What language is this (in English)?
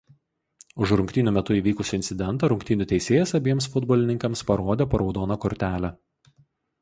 Lithuanian